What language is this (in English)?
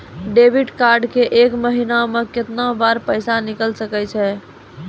Maithili